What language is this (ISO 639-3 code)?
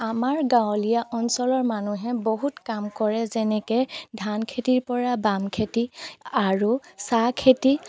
asm